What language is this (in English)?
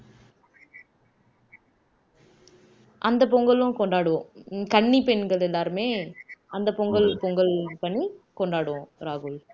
Tamil